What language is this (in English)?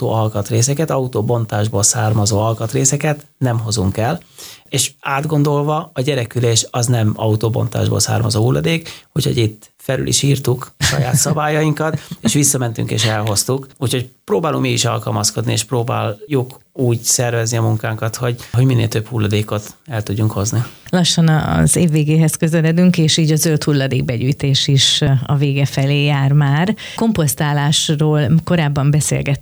Hungarian